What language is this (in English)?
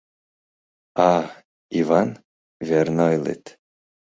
Mari